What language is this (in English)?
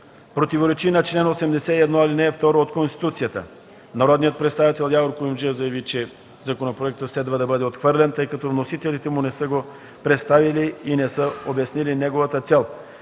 Bulgarian